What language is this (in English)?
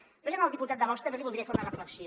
Catalan